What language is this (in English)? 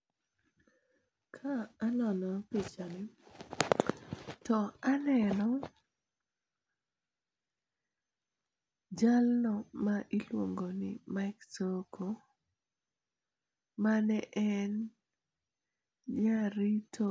Luo (Kenya and Tanzania)